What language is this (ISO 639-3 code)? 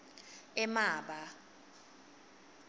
ssw